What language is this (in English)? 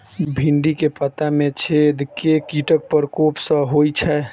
Maithili